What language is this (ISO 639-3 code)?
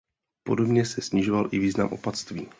ces